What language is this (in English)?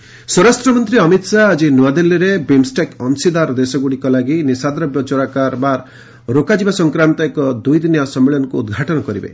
Odia